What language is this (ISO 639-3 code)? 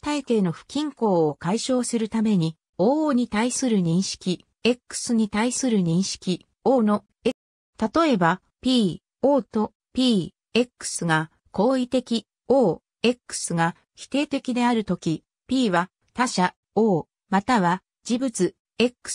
jpn